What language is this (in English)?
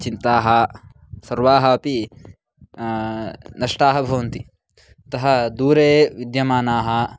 Sanskrit